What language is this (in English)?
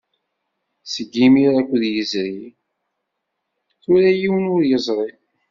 Kabyle